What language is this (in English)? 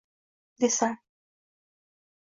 Uzbek